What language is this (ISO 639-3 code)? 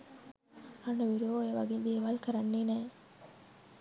sin